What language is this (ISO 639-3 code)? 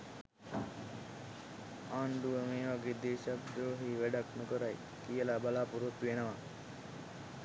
sin